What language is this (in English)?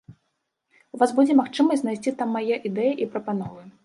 Belarusian